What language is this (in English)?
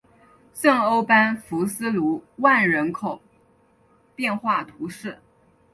Chinese